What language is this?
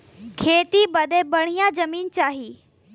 Bhojpuri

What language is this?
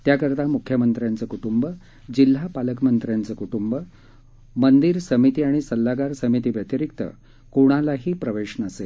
Marathi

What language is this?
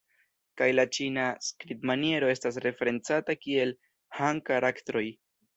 Esperanto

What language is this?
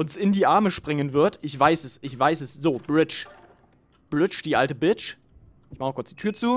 German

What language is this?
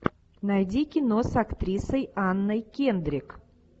Russian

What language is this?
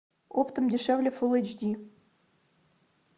Russian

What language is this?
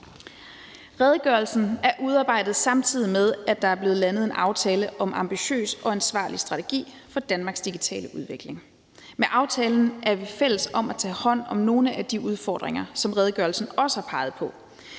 Danish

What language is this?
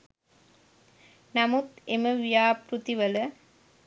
Sinhala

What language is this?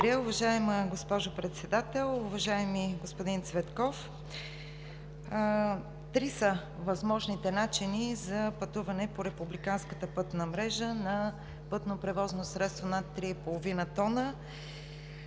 Bulgarian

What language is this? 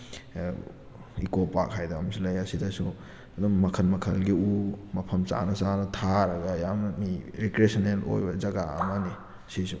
Manipuri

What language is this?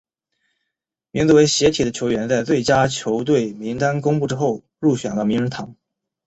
Chinese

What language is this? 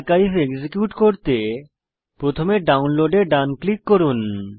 Bangla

